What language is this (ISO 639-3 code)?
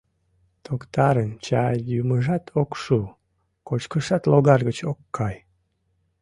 chm